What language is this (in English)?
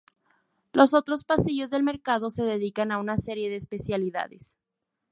Spanish